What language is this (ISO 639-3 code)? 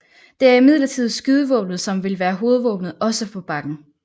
dan